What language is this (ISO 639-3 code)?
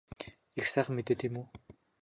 mon